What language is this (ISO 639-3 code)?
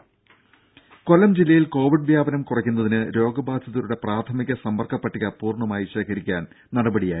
mal